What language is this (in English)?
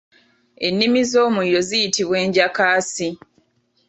Ganda